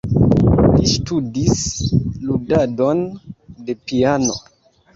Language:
Esperanto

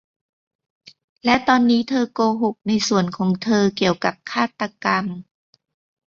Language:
Thai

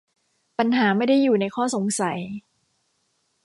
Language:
Thai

